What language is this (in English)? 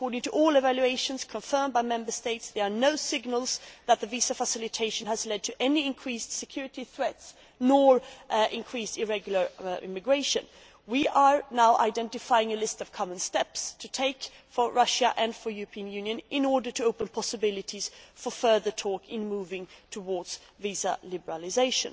English